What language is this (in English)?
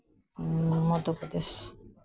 Santali